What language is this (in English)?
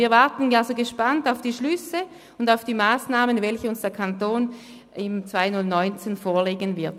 Swiss German